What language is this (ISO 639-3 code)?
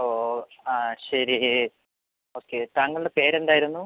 mal